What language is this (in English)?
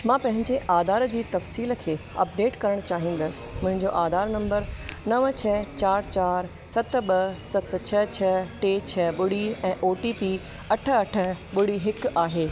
Sindhi